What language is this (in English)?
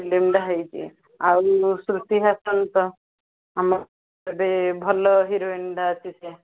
Odia